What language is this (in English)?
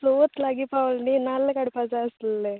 Konkani